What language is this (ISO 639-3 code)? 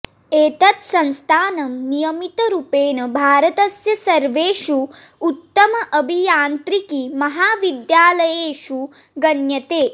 san